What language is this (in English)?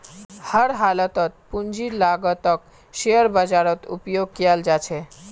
Magahi